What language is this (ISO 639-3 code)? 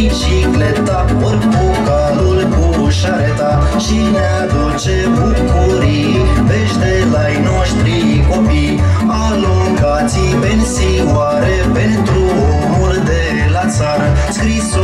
ron